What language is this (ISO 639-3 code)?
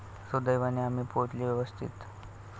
mar